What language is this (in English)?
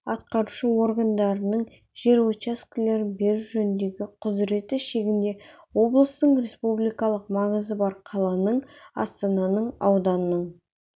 Kazakh